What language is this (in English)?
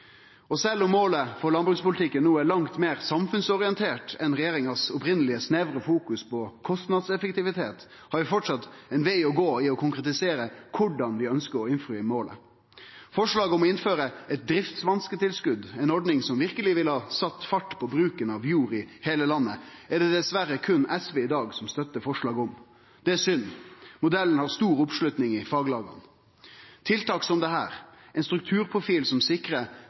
Norwegian Nynorsk